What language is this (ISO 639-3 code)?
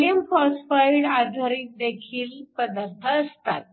mar